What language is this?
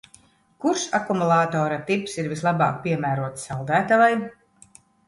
Latvian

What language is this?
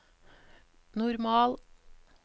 Norwegian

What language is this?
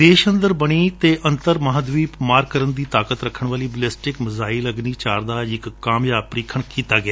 Punjabi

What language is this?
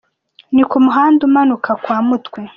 Kinyarwanda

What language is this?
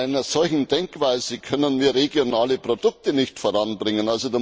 German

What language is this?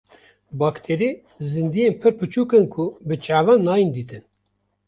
Kurdish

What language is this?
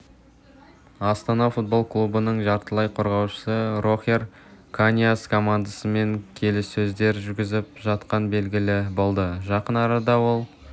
Kazakh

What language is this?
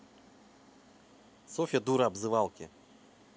Russian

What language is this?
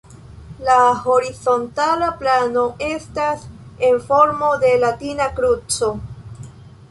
Esperanto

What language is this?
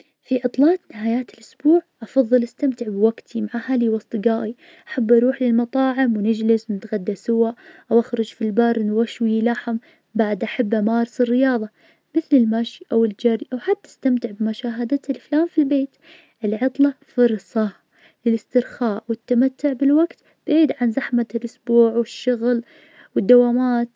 Najdi Arabic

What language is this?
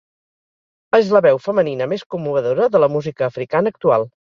Catalan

